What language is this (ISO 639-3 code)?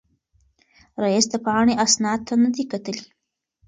pus